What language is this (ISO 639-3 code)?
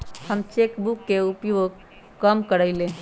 mag